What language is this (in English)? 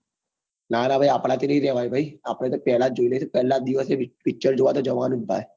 Gujarati